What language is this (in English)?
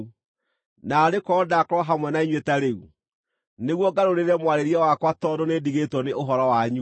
Kikuyu